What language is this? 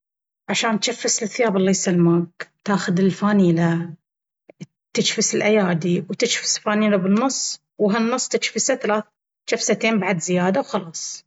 Baharna Arabic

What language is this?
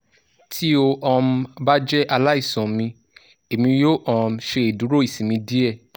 Yoruba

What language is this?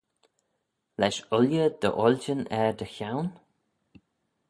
Manx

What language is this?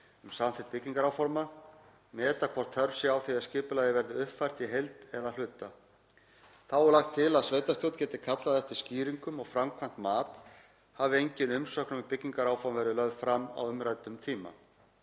Icelandic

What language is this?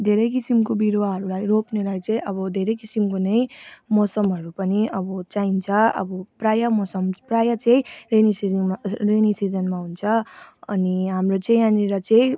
Nepali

